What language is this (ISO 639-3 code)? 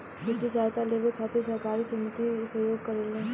bho